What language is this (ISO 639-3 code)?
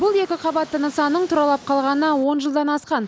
kaz